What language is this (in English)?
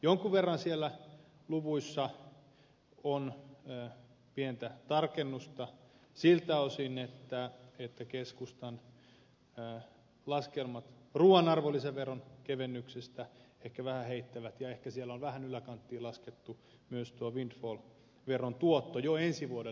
Finnish